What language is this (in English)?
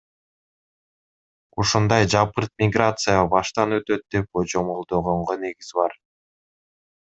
Kyrgyz